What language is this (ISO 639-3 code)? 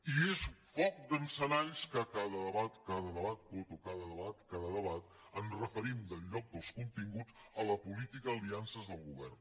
cat